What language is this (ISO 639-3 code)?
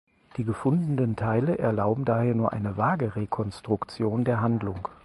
deu